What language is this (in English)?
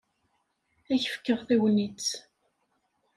Kabyle